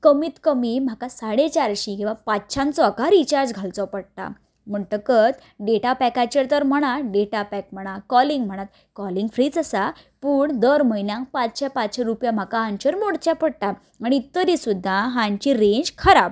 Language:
Konkani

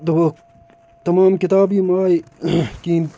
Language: Kashmiri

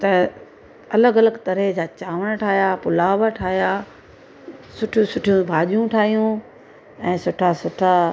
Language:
Sindhi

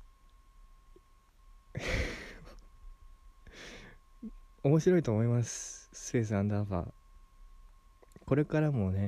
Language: Japanese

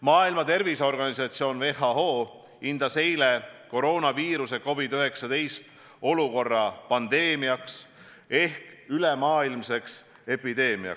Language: Estonian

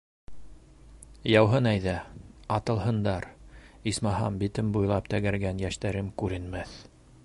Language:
Bashkir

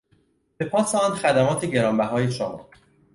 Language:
Persian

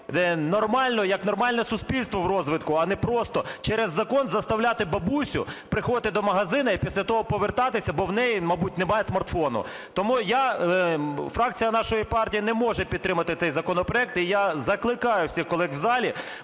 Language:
Ukrainian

